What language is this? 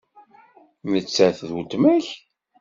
Kabyle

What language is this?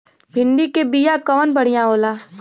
Bhojpuri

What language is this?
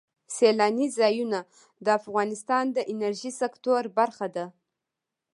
Pashto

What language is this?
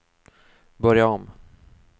Swedish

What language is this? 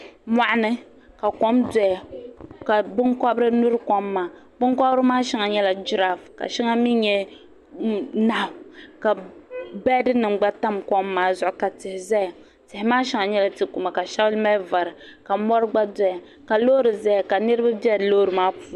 Dagbani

